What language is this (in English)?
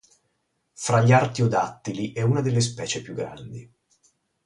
Italian